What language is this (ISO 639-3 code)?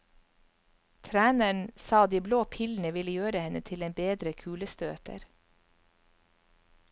nor